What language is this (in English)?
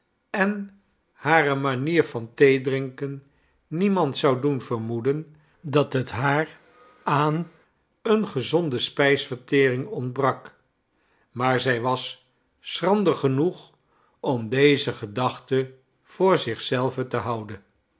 Dutch